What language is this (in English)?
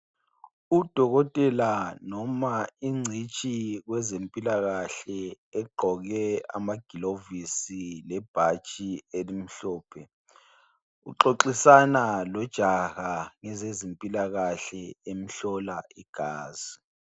North Ndebele